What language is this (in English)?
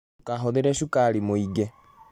Kikuyu